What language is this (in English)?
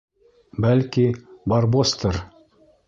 Bashkir